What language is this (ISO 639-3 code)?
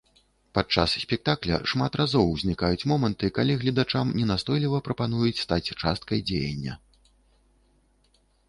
bel